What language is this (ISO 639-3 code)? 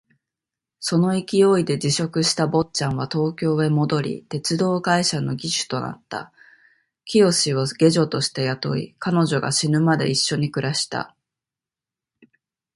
jpn